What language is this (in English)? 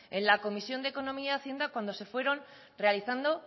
Spanish